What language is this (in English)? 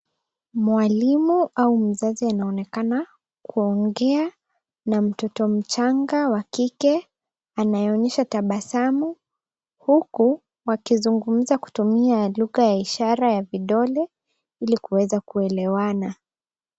Swahili